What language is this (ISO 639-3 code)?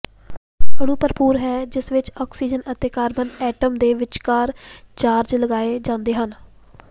pan